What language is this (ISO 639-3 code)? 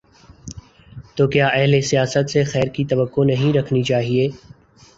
urd